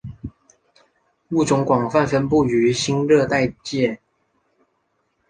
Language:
Chinese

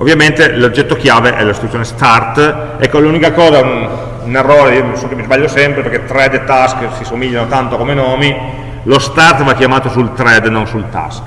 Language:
Italian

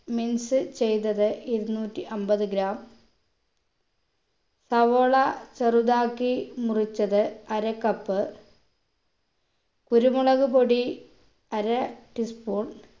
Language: Malayalam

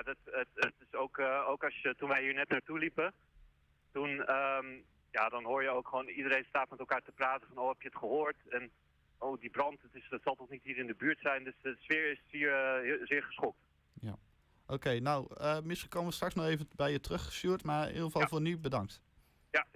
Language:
Dutch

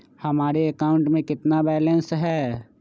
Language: Magahi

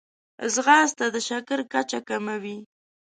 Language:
Pashto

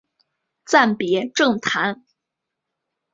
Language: Chinese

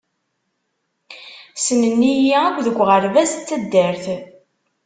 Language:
Kabyle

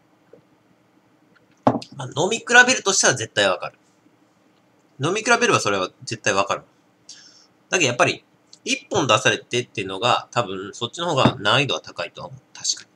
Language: Japanese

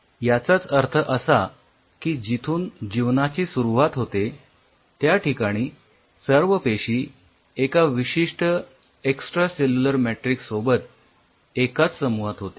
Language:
Marathi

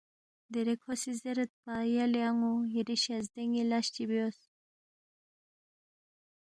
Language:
Balti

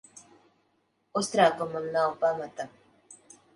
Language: Latvian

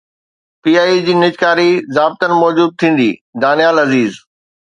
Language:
Sindhi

